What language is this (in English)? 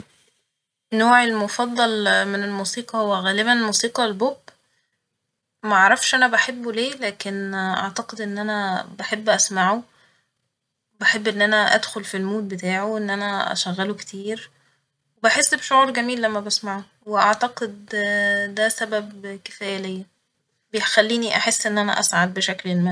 Egyptian Arabic